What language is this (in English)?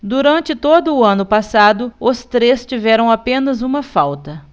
Portuguese